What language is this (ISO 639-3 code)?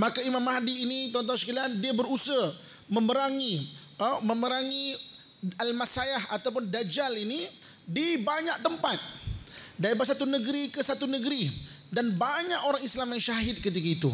msa